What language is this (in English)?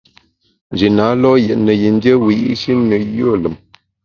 Bamun